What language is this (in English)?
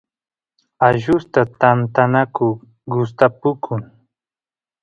Santiago del Estero Quichua